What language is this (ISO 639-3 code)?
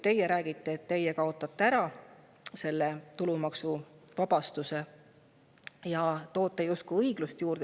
est